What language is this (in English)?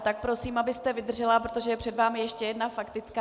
Czech